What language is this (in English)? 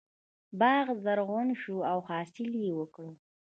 Pashto